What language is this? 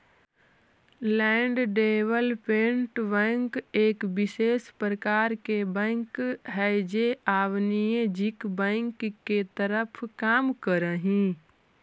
Magahi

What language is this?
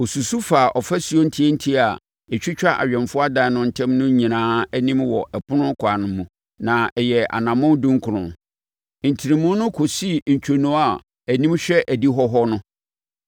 Akan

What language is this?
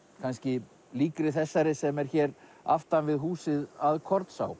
Icelandic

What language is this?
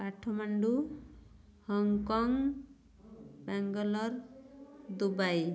Odia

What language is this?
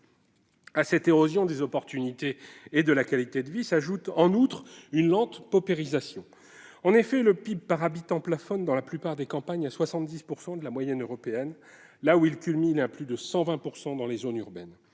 French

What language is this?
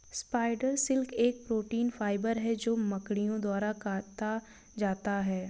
Hindi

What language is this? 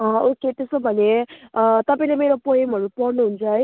Nepali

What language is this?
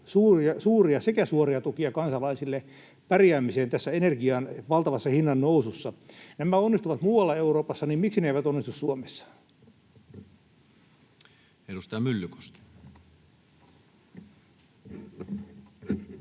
Finnish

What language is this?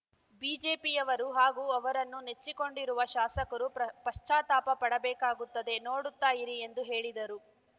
Kannada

